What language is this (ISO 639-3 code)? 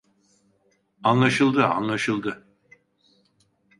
tur